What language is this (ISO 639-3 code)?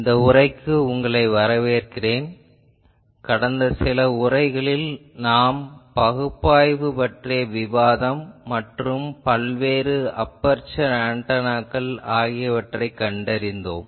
tam